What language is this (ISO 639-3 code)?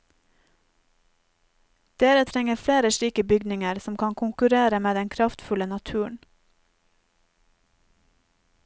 nor